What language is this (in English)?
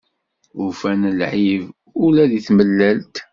Kabyle